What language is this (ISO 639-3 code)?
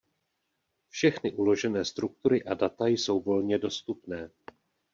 ces